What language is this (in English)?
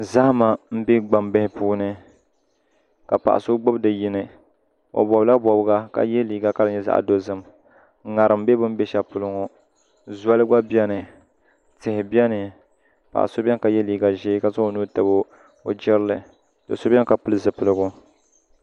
Dagbani